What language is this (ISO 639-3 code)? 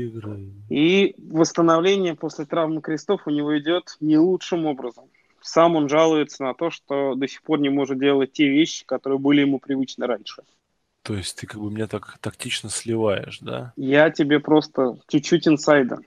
rus